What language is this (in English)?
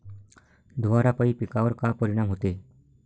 Marathi